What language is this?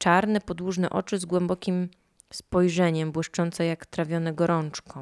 Polish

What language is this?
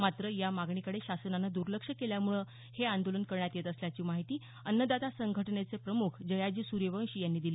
Marathi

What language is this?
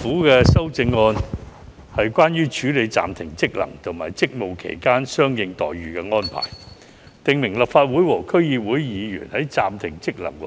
Cantonese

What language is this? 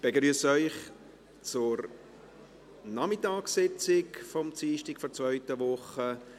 Swiss German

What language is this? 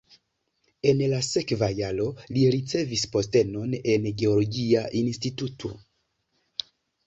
Esperanto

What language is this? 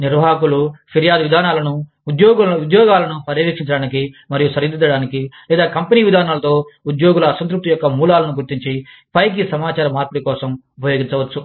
Telugu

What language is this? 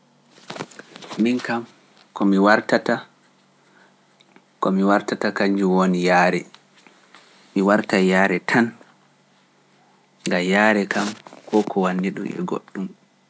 Pular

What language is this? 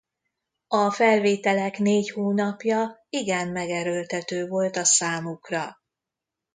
Hungarian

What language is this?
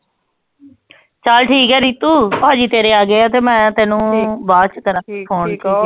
Punjabi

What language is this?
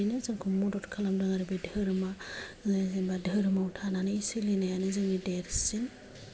Bodo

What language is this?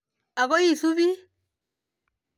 Kalenjin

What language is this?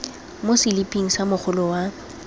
Tswana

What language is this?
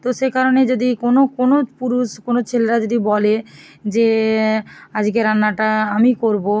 Bangla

